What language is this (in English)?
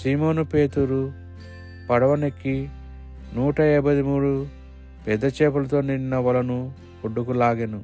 Telugu